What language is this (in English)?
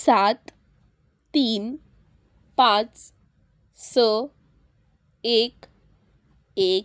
Konkani